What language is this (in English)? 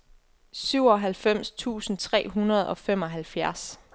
Danish